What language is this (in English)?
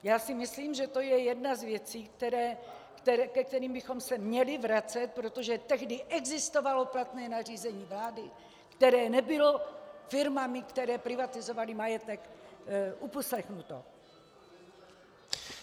Czech